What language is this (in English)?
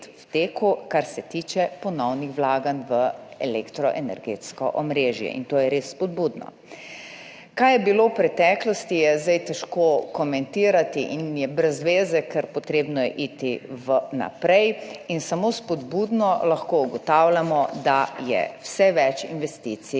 Slovenian